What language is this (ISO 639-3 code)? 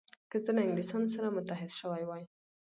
pus